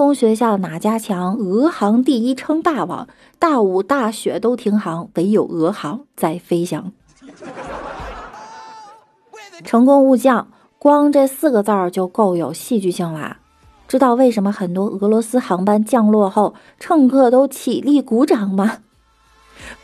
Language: Chinese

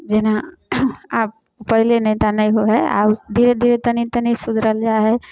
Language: Maithili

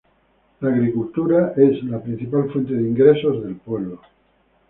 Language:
Spanish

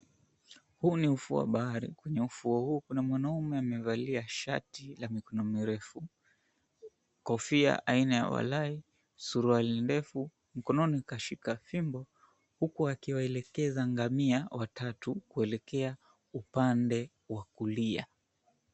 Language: Swahili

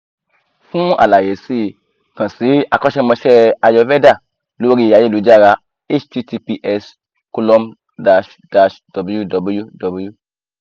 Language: Yoruba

